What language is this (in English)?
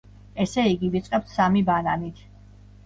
Georgian